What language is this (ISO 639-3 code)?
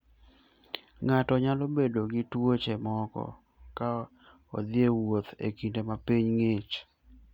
luo